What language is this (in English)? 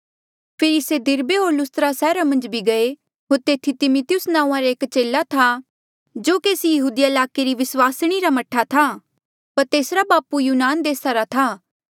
Mandeali